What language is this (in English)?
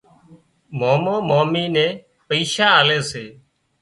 Wadiyara Koli